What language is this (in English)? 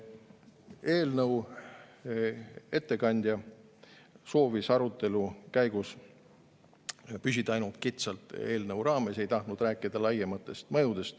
Estonian